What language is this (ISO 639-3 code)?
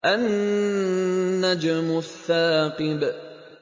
ara